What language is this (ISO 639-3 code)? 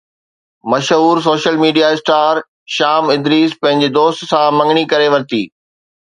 snd